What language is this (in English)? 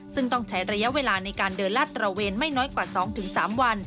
Thai